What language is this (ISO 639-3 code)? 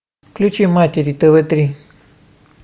rus